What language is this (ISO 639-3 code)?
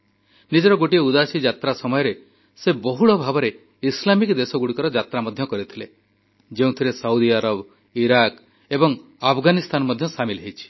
ori